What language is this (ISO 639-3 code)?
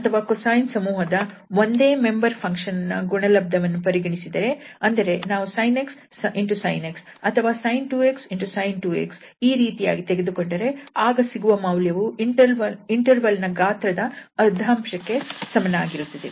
kan